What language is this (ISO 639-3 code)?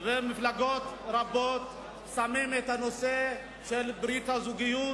heb